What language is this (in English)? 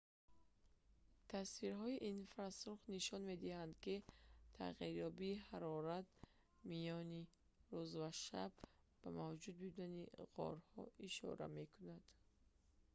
Tajik